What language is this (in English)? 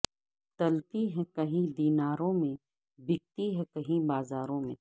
Urdu